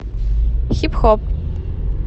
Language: Russian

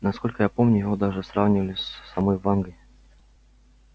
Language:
Russian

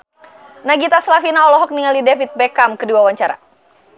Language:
Sundanese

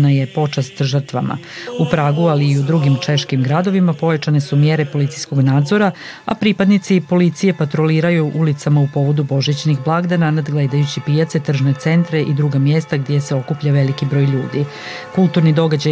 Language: Croatian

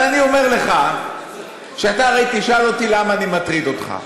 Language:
Hebrew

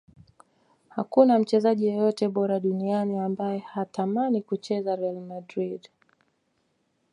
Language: Swahili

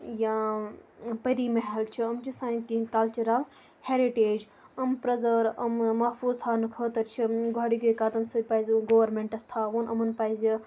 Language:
Kashmiri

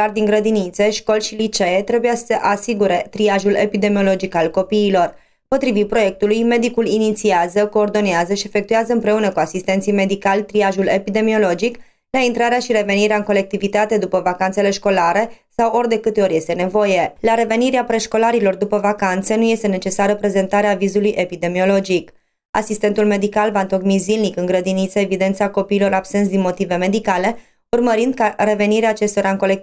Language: Romanian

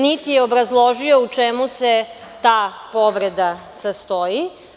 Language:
Serbian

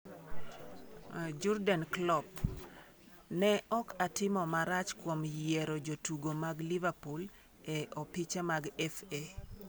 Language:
Luo (Kenya and Tanzania)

